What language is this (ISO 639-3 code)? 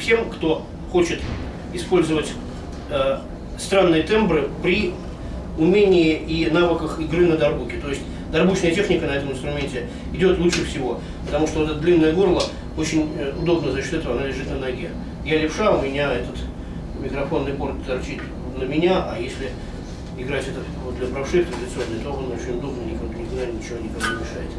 rus